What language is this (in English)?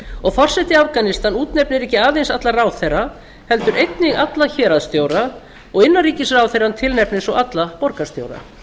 Icelandic